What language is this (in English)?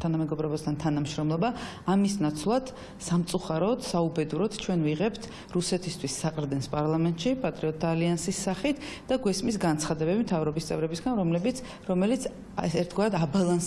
Dutch